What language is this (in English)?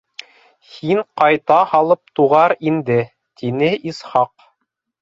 Bashkir